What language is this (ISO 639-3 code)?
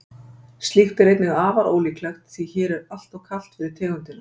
isl